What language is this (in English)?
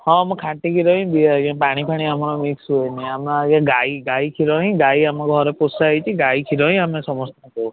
Odia